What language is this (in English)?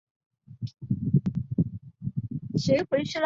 Chinese